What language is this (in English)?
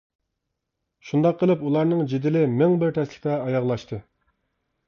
Uyghur